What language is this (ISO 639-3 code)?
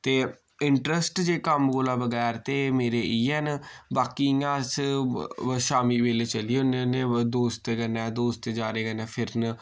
doi